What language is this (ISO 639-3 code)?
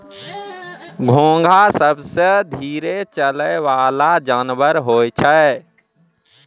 mai